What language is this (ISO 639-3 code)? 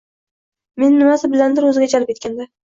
uzb